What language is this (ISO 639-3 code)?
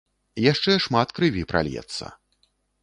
bel